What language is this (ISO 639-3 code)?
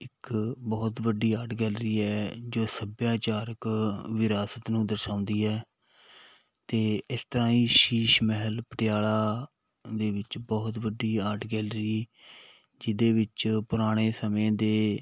pan